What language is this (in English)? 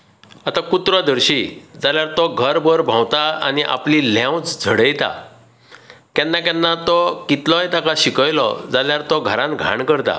Konkani